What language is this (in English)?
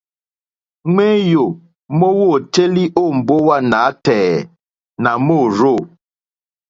Mokpwe